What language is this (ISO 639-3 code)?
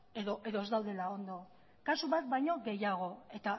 eus